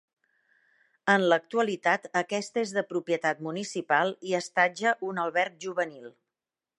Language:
Catalan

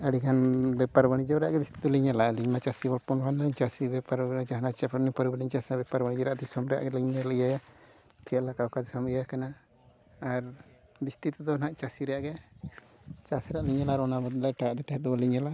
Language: Santali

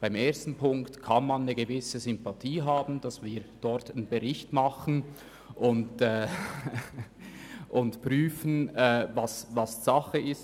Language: Swiss German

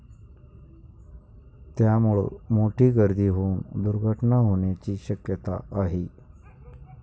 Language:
Marathi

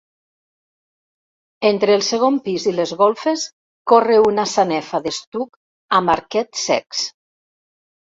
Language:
Catalan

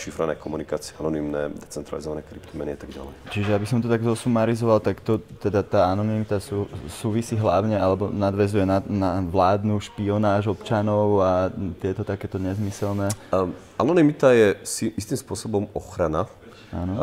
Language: Slovak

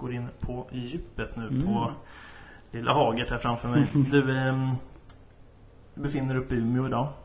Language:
Swedish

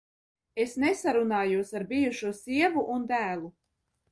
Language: Latvian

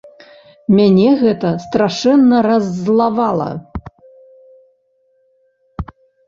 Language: Belarusian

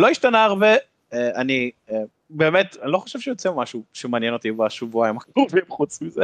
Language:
Hebrew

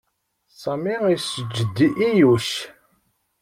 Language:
Kabyle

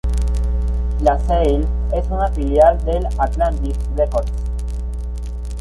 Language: Spanish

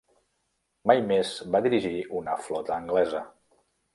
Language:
Catalan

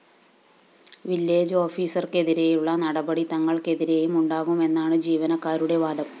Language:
Malayalam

